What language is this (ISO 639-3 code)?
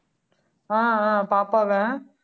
tam